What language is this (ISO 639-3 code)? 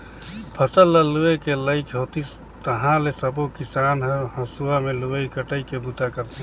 hne